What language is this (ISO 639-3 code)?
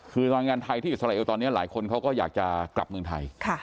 tha